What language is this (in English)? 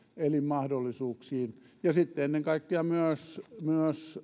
Finnish